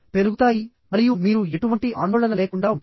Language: Telugu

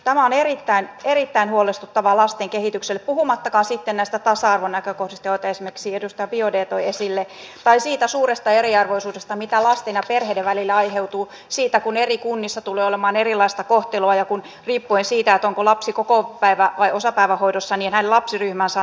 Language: Finnish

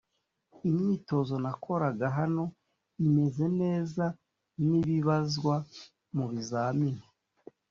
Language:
Kinyarwanda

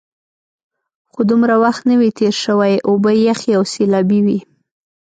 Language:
Pashto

